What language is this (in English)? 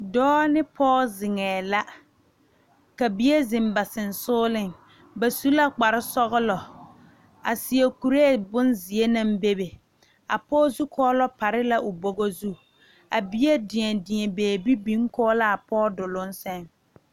Southern Dagaare